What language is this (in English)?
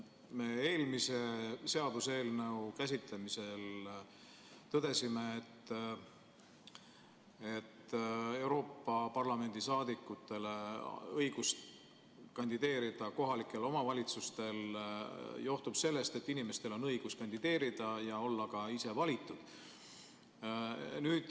Estonian